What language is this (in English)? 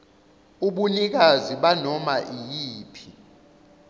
Zulu